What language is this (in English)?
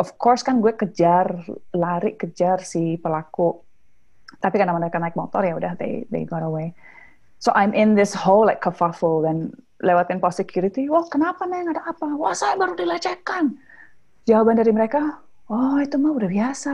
Indonesian